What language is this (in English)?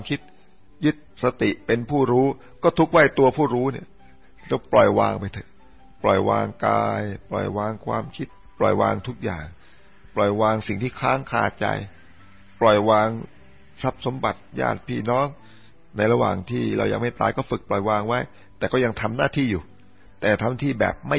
Thai